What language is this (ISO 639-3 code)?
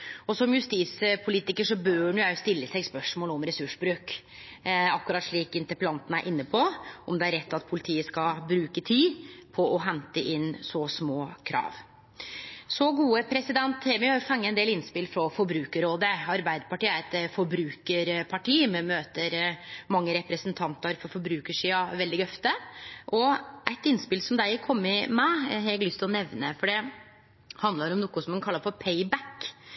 nno